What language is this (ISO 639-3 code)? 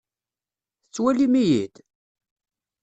kab